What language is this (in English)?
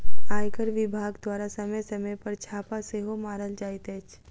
Maithili